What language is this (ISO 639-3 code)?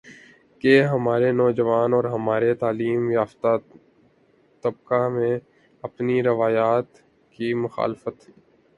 urd